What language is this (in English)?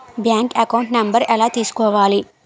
Telugu